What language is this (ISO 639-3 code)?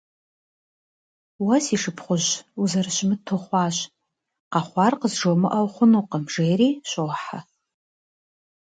kbd